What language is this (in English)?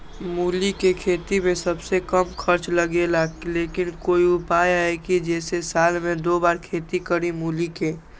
Magahi